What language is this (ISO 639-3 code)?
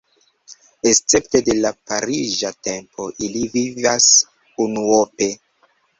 epo